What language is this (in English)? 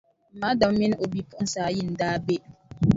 Dagbani